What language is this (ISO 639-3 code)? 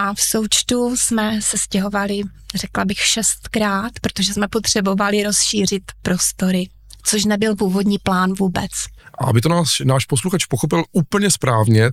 ces